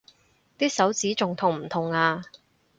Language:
Cantonese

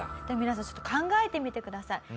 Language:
Japanese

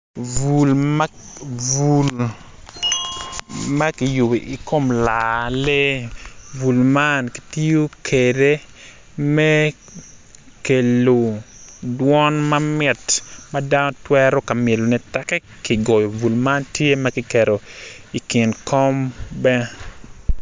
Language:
Acoli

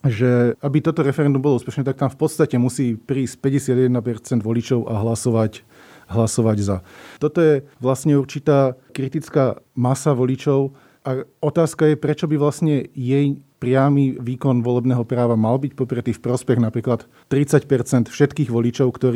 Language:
Slovak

